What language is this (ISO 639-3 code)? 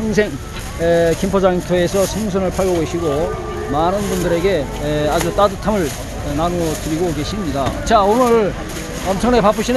kor